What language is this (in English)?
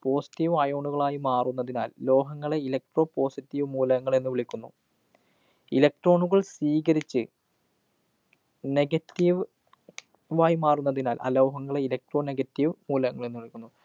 Malayalam